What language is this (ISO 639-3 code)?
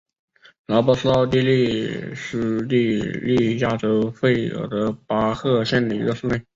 zho